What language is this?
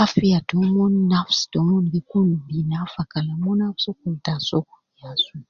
Nubi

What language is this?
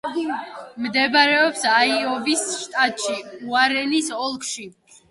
Georgian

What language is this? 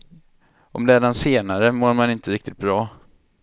Swedish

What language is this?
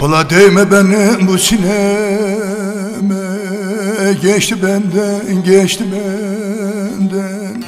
Turkish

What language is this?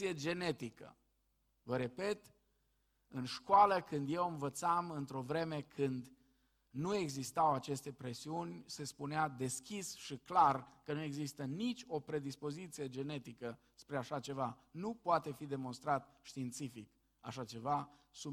Romanian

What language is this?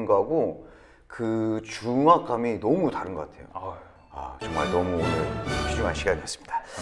Korean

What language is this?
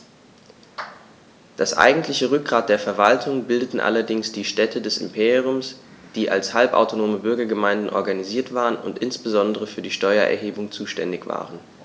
German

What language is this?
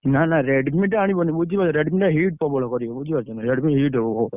Odia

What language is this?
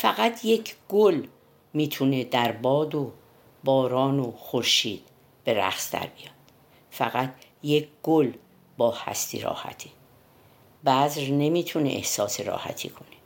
Persian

